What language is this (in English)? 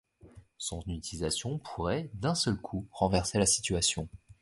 French